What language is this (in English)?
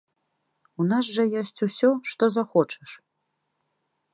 Belarusian